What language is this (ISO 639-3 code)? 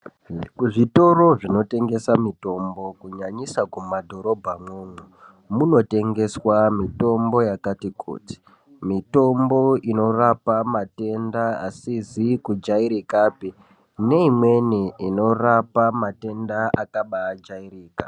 ndc